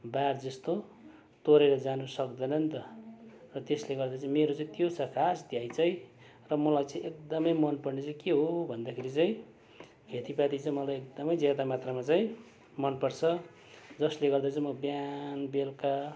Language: Nepali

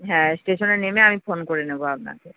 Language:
Bangla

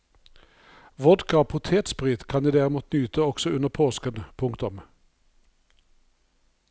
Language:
Norwegian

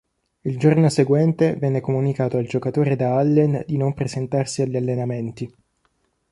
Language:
Italian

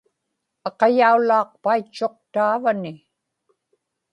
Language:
Inupiaq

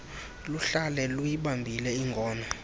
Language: Xhosa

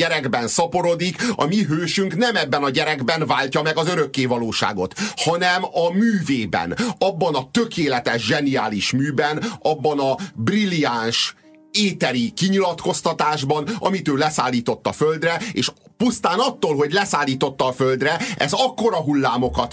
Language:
Hungarian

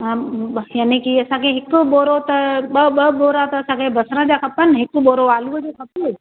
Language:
Sindhi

